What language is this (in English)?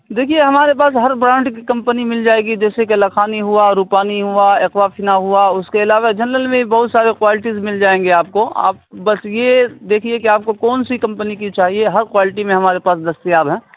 Urdu